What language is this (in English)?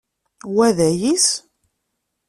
Kabyle